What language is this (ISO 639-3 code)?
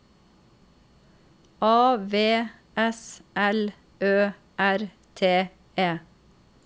nor